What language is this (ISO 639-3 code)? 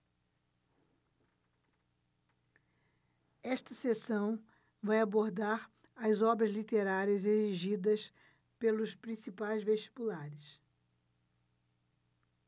por